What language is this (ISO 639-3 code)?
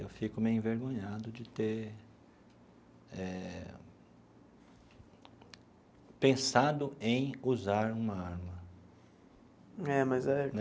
por